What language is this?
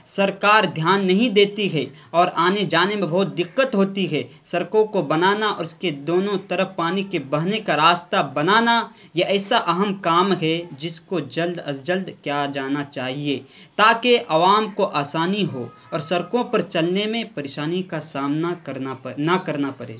Urdu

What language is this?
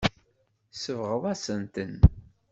Kabyle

